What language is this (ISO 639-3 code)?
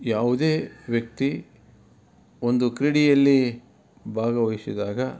kan